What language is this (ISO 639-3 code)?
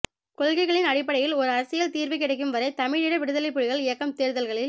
tam